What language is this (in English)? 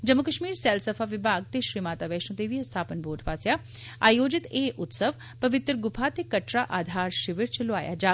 Dogri